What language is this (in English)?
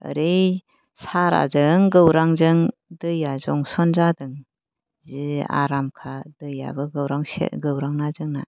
Bodo